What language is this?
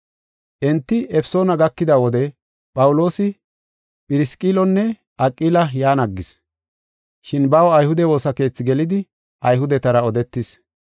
Gofa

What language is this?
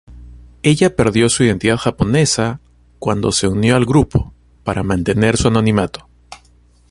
Spanish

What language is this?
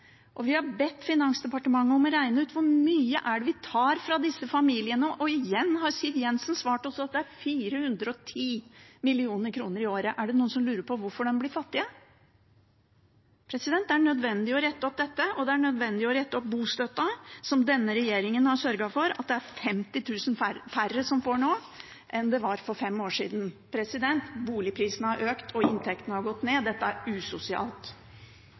Norwegian Bokmål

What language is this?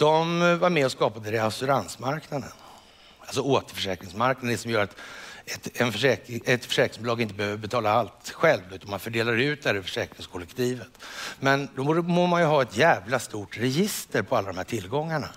Swedish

